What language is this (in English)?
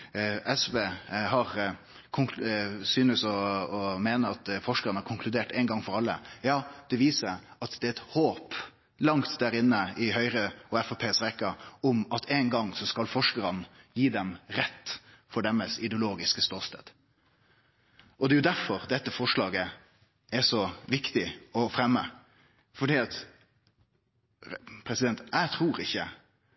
Norwegian Nynorsk